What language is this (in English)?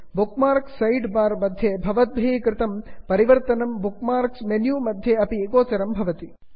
Sanskrit